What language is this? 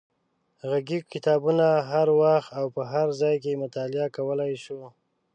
Pashto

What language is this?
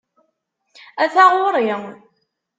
Kabyle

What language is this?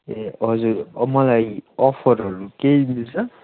Nepali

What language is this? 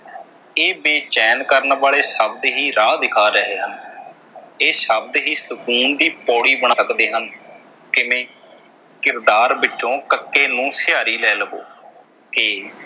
Punjabi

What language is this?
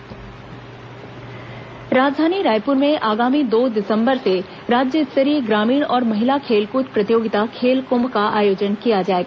Hindi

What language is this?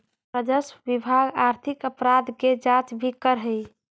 Magahi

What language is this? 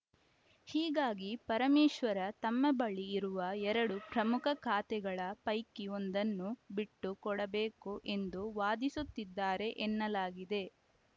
Kannada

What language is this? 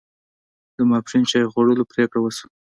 Pashto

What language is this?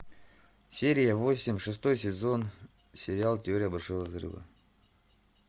Russian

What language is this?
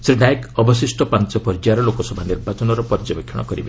Odia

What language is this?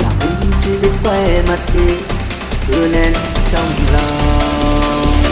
Vietnamese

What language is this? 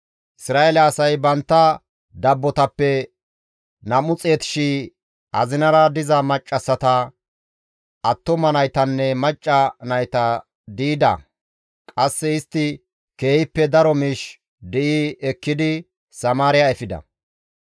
Gamo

